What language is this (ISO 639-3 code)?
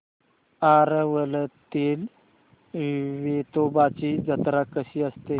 mar